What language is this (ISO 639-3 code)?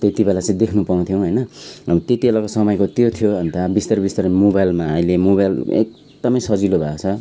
nep